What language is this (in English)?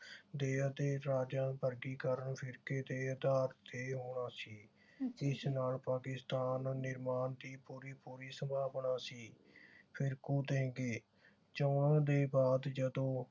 Punjabi